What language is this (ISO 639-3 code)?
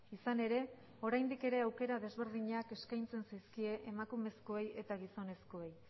eus